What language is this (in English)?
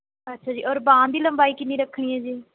Punjabi